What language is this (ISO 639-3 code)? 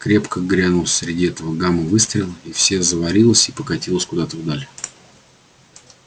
rus